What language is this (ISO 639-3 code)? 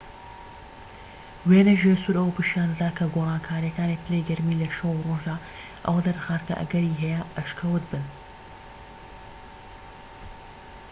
ckb